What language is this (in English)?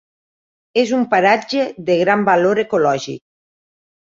Catalan